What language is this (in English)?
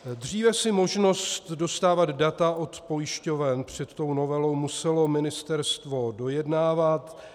Czech